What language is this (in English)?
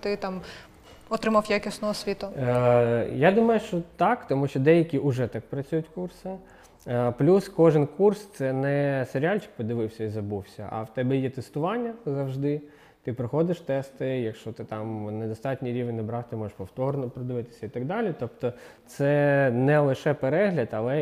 Ukrainian